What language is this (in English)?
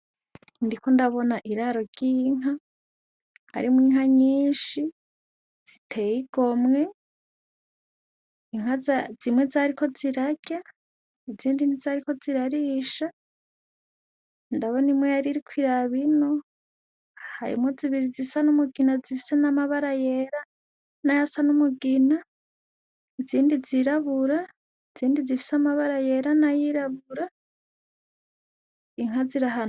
Rundi